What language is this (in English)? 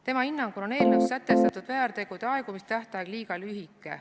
Estonian